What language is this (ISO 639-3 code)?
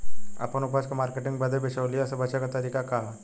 bho